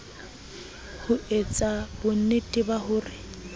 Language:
Southern Sotho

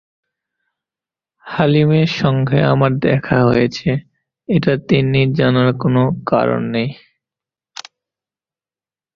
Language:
Bangla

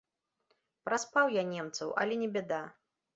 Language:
Belarusian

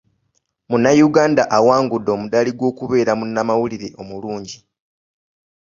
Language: Ganda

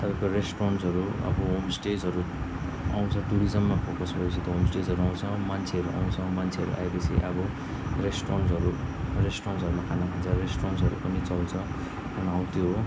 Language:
Nepali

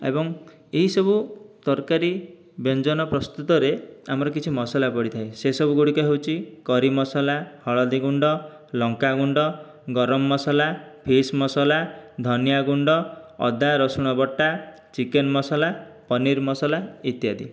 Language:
Odia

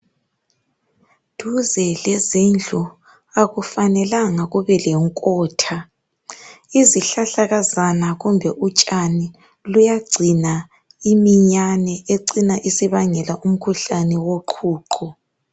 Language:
North Ndebele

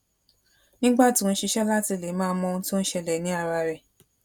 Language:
Yoruba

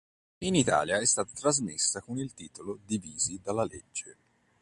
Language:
Italian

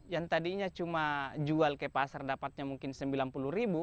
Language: Indonesian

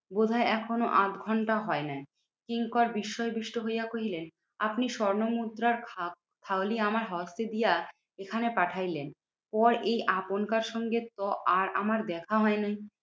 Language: Bangla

